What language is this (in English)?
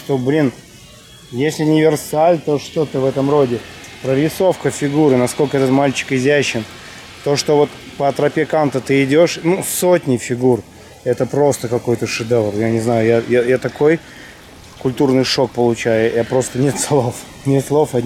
Russian